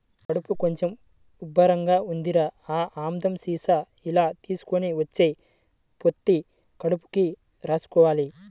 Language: Telugu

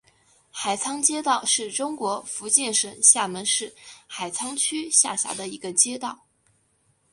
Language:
Chinese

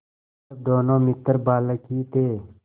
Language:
Hindi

